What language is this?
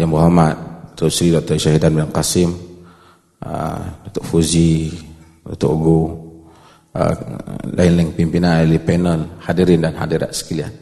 Malay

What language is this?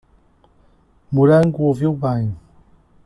Portuguese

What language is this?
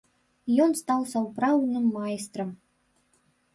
Belarusian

